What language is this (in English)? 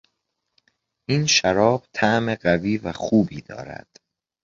Persian